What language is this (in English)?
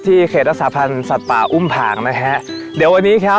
Thai